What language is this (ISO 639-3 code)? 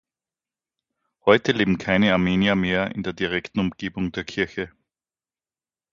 deu